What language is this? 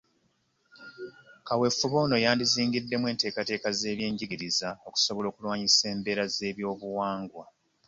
Ganda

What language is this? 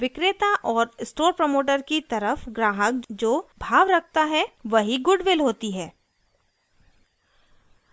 Hindi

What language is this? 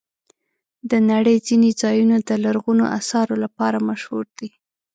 Pashto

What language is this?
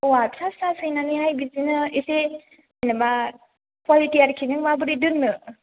Bodo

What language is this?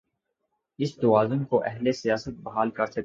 Urdu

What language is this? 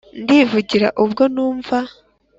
Kinyarwanda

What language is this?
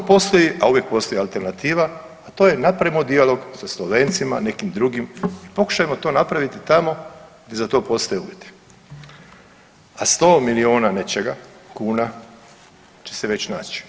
Croatian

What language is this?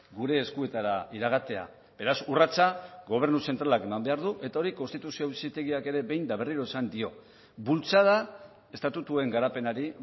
Basque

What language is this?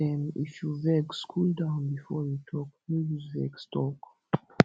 Nigerian Pidgin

